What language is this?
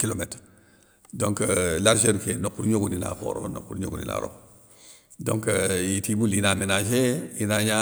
Soninke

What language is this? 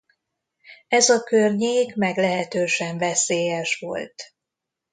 Hungarian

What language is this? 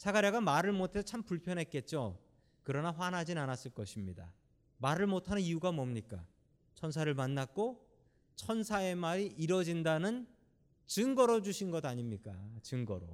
Korean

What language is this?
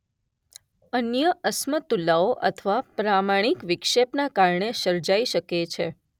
Gujarati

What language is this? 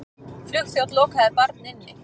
Icelandic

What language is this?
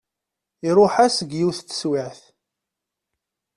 Kabyle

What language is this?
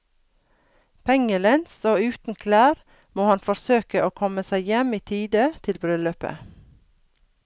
Norwegian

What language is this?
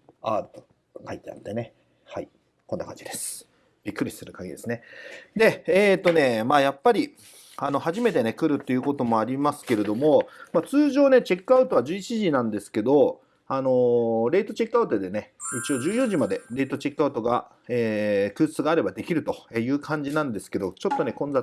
Japanese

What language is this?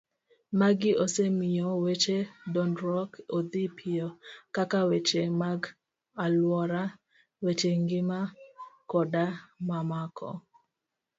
Luo (Kenya and Tanzania)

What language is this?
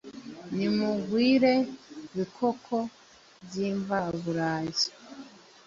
Kinyarwanda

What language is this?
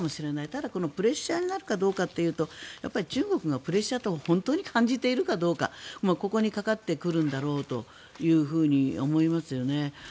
Japanese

